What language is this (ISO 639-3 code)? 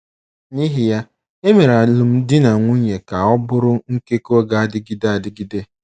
ibo